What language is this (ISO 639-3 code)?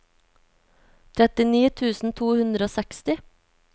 nor